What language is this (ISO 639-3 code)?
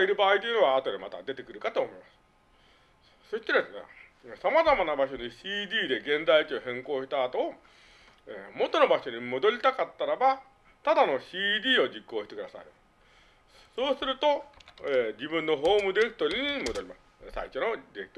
jpn